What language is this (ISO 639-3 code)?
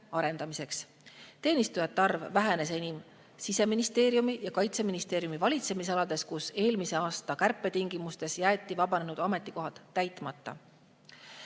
est